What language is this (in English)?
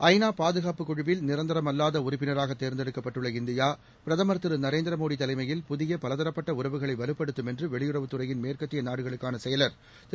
Tamil